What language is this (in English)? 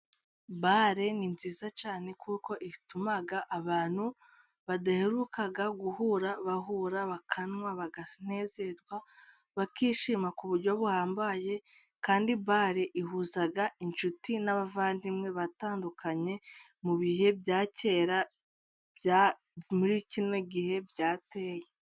Kinyarwanda